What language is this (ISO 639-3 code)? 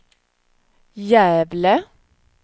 swe